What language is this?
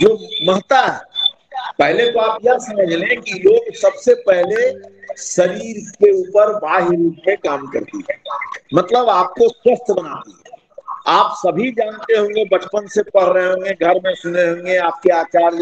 Hindi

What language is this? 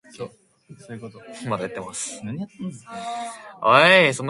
English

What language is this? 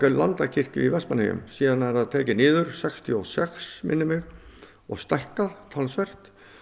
Icelandic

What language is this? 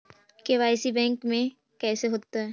Magahi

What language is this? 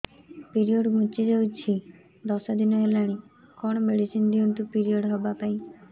Odia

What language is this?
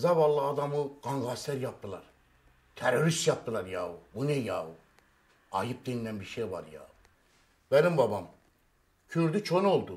Turkish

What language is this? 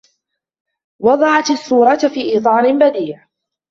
Arabic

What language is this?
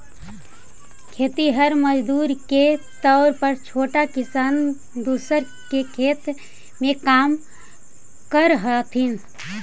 Magahi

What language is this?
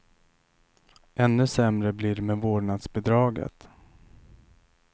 Swedish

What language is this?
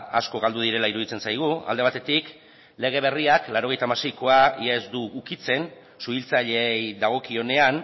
Basque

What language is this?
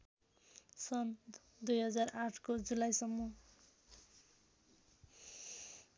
Nepali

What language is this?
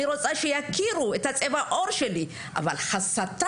Hebrew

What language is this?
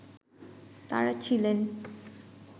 Bangla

